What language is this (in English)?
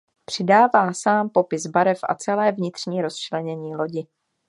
Czech